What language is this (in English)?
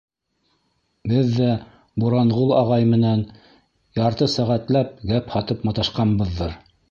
Bashkir